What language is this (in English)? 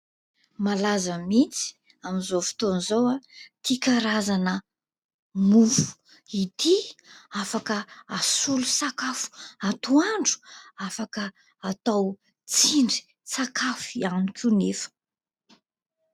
Malagasy